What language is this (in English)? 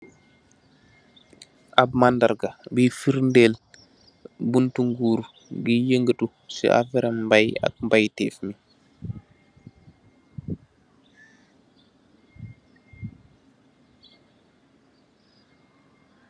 Wolof